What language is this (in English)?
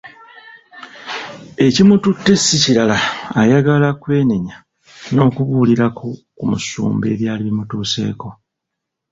Ganda